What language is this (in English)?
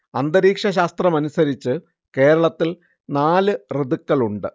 Malayalam